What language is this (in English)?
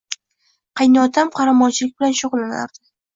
Uzbek